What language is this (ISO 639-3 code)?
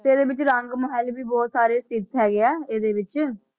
pan